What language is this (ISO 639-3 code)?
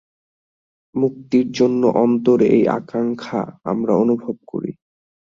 ben